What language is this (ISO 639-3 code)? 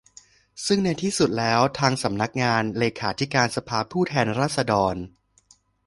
tha